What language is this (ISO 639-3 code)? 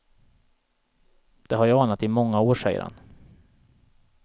swe